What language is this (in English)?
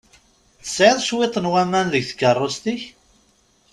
Kabyle